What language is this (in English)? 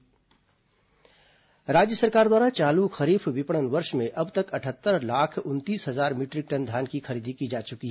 Hindi